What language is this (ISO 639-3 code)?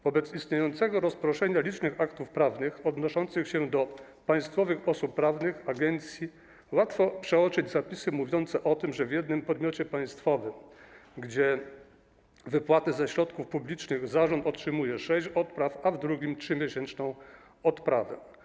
pol